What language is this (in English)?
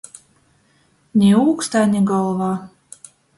Latgalian